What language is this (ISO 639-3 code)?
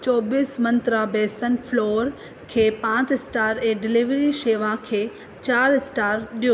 snd